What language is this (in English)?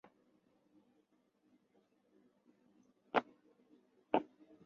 Chinese